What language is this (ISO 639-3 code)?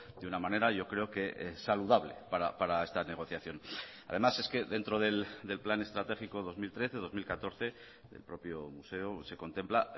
spa